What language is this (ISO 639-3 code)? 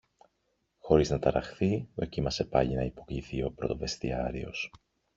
ell